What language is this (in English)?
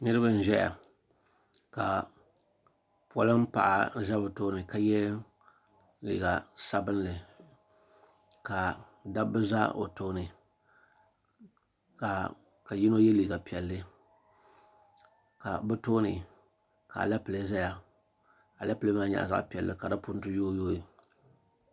Dagbani